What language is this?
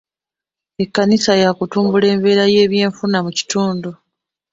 Ganda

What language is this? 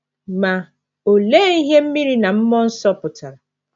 Igbo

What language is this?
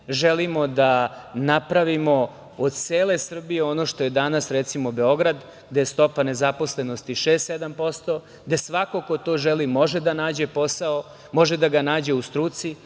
Serbian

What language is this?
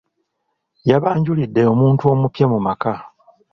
Ganda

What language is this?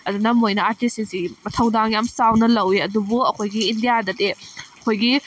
Manipuri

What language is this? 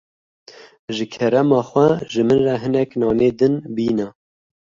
Kurdish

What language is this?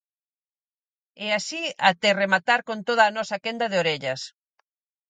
Galician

